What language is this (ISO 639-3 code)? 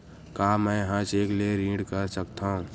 hne